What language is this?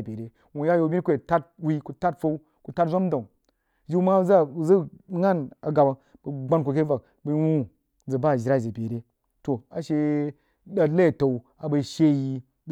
Jiba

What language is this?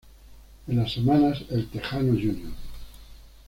Spanish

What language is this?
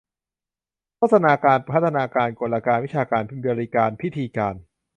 Thai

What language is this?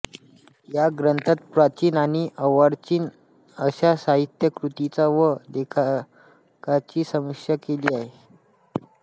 Marathi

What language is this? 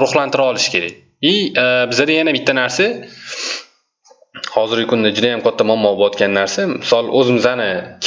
Turkish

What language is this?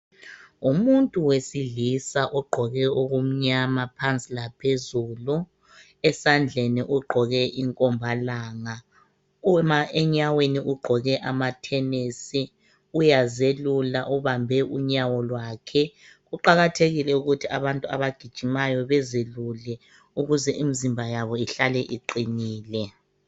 North Ndebele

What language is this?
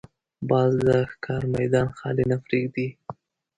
Pashto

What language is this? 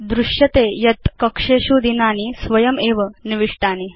Sanskrit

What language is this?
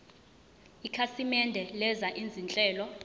Zulu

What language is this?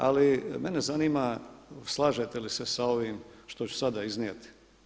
Croatian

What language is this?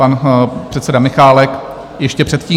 Czech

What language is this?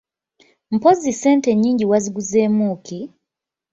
Ganda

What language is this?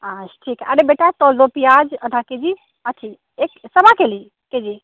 Hindi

